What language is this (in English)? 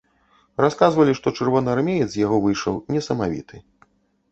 Belarusian